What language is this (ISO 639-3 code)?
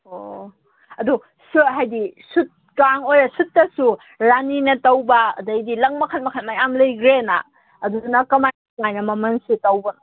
mni